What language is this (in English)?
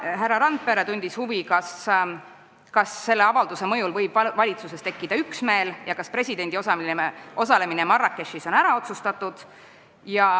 Estonian